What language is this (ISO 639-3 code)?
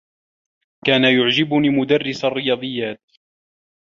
ara